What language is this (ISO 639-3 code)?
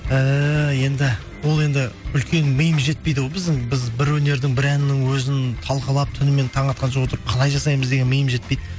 kaz